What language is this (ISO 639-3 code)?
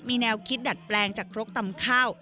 tha